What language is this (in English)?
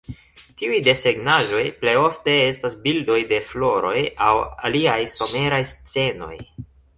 Esperanto